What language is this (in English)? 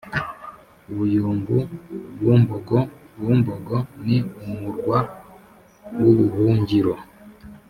Kinyarwanda